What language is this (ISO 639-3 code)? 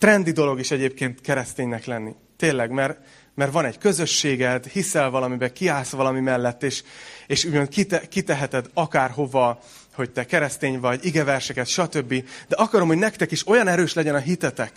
hun